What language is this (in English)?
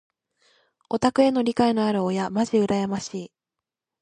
Japanese